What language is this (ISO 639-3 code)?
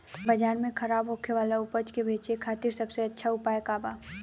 bho